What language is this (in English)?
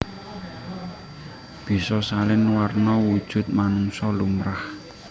Javanese